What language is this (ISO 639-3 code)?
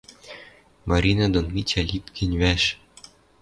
mrj